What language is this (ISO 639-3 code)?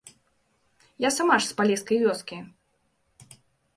bel